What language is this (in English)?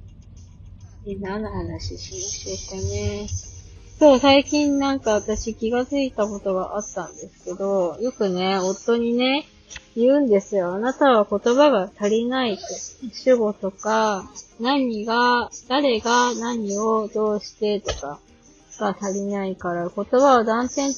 Japanese